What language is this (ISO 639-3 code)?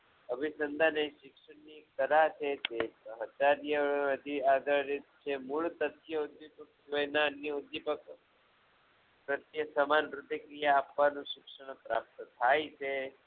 guj